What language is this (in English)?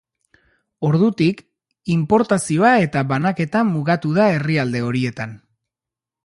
Basque